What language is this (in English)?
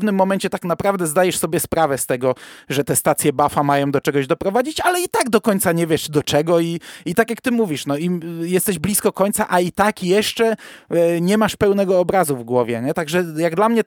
Polish